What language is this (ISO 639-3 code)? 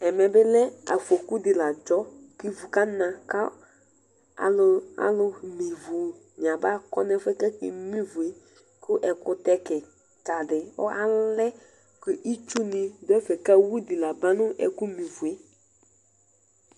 kpo